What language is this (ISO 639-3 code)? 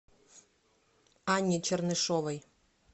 rus